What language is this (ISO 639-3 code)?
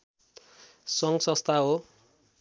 nep